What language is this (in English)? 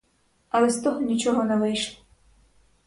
Ukrainian